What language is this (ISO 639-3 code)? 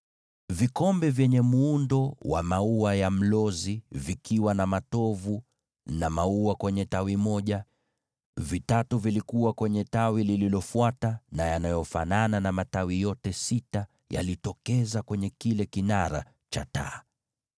swa